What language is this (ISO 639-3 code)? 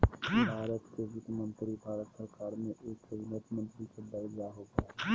mag